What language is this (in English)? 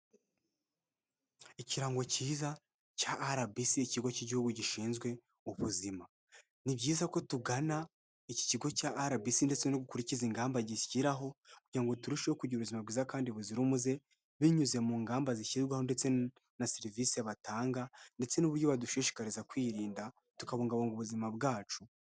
Kinyarwanda